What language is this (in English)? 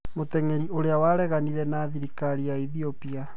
Kikuyu